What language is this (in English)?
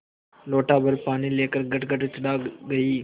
Hindi